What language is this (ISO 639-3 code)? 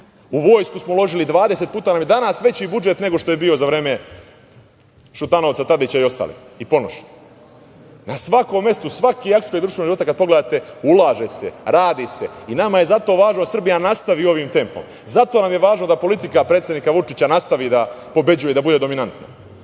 srp